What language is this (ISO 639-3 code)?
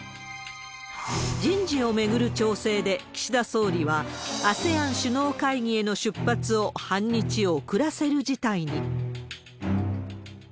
jpn